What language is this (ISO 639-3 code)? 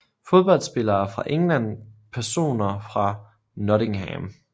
dan